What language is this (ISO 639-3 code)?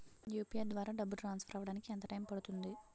tel